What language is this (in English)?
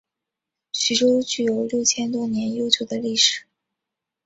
Chinese